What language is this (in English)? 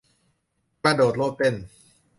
Thai